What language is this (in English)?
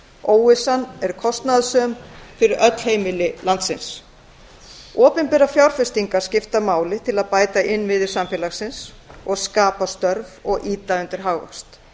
Icelandic